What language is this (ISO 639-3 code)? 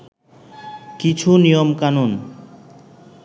ben